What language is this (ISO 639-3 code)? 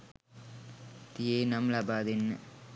sin